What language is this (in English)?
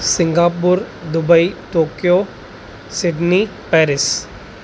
Sindhi